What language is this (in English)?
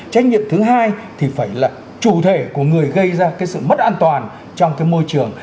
Vietnamese